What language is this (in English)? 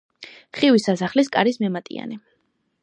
Georgian